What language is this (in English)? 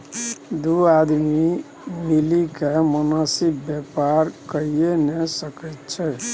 Maithili